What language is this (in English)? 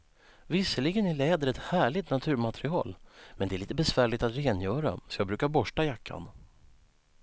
Swedish